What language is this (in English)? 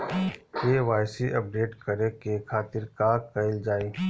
Bhojpuri